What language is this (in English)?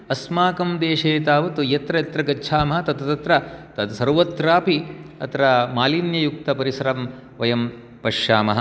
Sanskrit